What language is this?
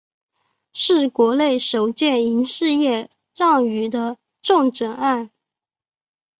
Chinese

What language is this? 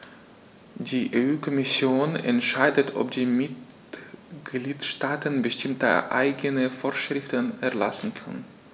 German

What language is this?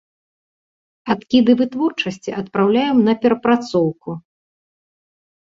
Belarusian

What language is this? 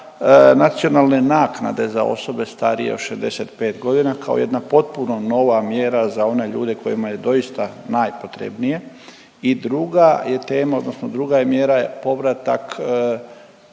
Croatian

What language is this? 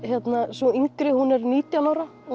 Icelandic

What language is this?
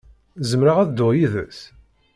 Kabyle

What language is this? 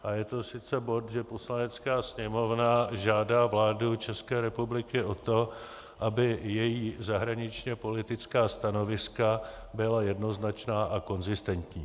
Czech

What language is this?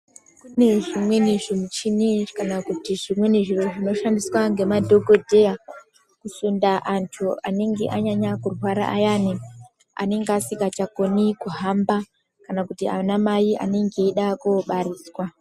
Ndau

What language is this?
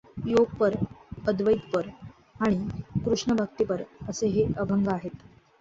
Marathi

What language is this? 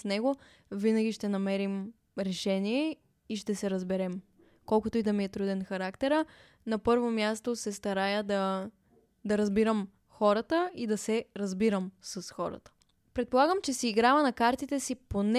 Bulgarian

